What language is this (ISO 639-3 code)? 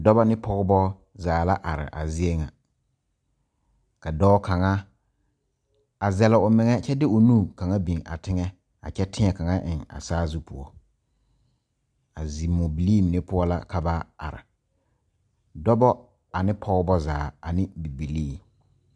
dga